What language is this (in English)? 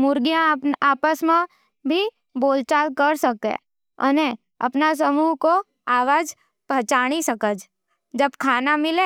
Nimadi